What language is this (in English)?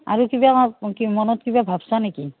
Assamese